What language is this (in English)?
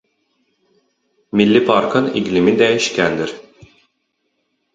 Azerbaijani